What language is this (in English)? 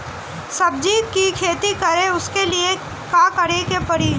Bhojpuri